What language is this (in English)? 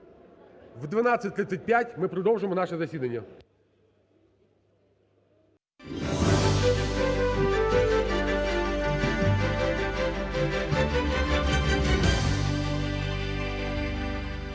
Ukrainian